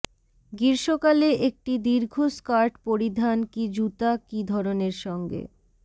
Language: Bangla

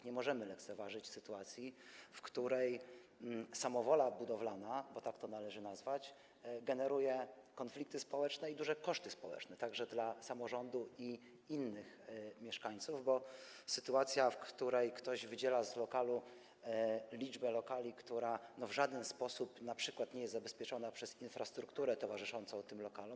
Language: Polish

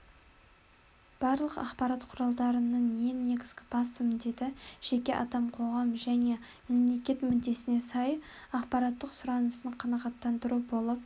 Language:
Kazakh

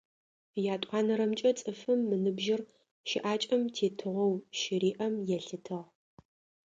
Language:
Adyghe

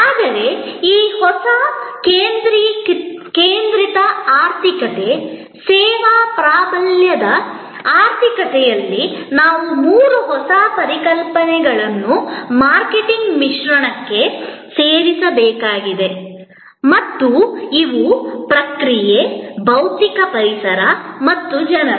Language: Kannada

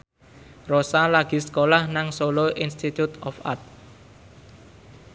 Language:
Javanese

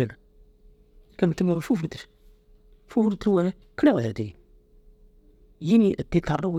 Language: Dazaga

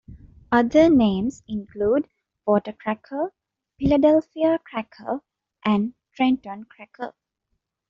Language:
English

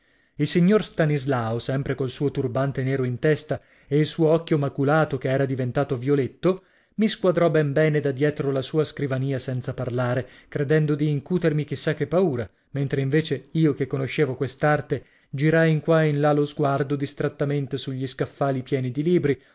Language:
Italian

